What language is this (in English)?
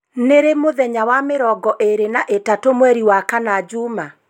Kikuyu